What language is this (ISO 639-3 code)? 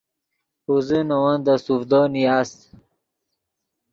ydg